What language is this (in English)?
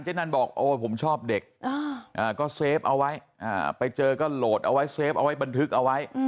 Thai